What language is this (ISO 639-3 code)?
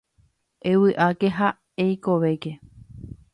grn